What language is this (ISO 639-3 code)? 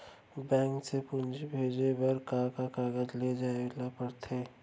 hne